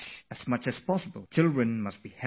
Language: English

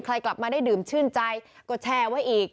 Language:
Thai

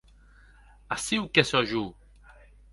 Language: Occitan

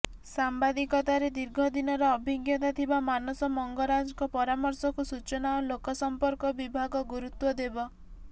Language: Odia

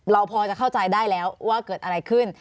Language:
Thai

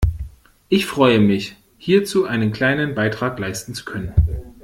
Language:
German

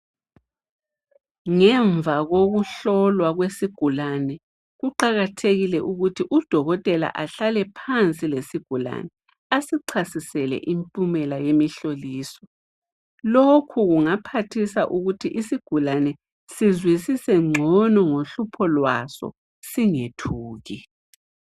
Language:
North Ndebele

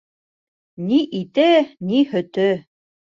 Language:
Bashkir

